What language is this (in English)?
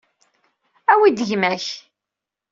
Kabyle